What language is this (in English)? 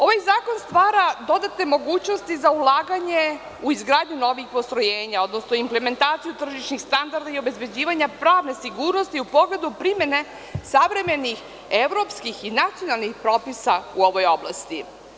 Serbian